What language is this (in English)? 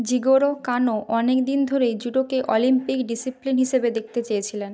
Bangla